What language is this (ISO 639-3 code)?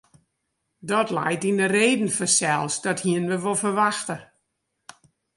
fry